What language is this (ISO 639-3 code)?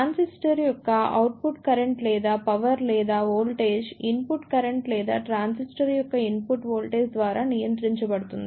tel